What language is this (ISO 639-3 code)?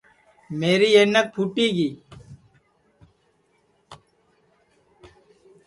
ssi